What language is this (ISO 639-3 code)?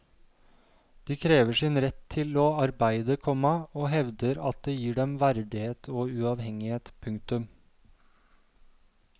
nor